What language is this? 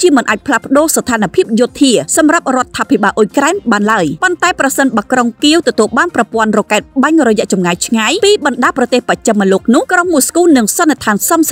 Thai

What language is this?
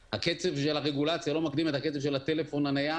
Hebrew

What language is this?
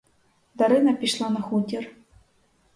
Ukrainian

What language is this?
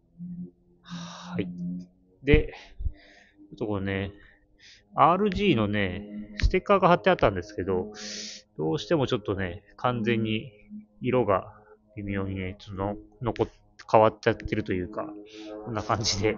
Japanese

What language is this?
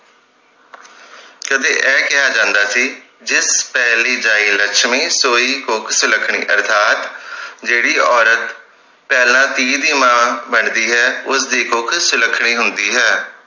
Punjabi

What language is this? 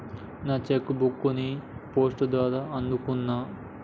Telugu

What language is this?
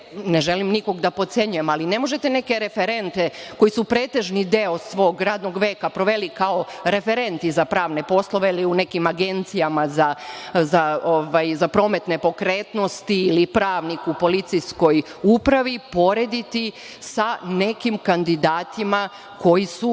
Serbian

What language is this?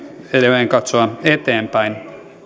Finnish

